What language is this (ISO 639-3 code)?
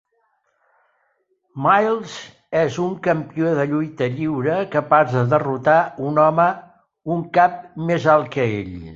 cat